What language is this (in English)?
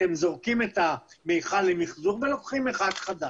Hebrew